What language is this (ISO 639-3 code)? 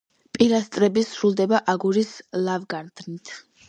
kat